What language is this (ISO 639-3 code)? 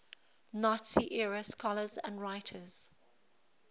eng